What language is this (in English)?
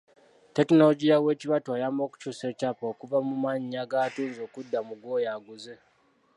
Ganda